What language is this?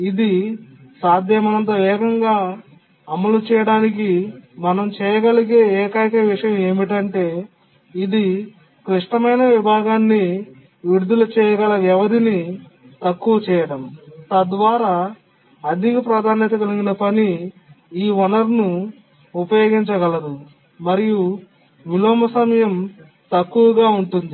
Telugu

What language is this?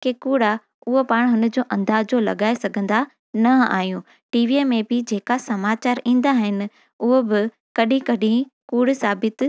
Sindhi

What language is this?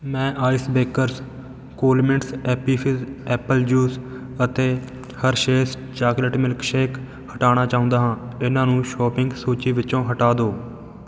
Punjabi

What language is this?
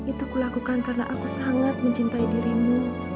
Indonesian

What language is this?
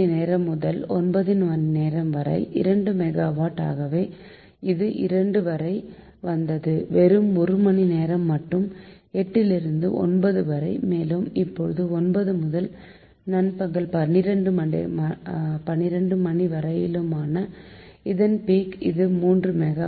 Tamil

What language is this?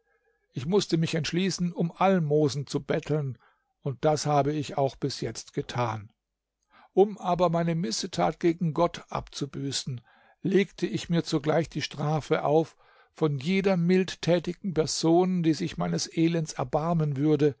German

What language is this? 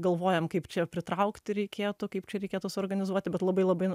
Lithuanian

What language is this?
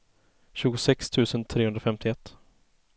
Swedish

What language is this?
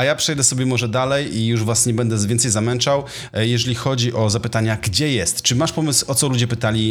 Polish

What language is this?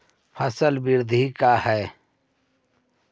Magahi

